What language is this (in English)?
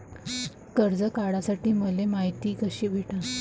Marathi